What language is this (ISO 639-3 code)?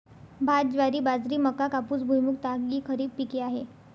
mar